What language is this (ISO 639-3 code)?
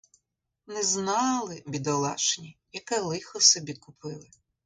ukr